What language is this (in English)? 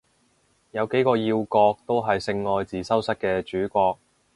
Cantonese